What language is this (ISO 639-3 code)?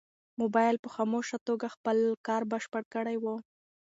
pus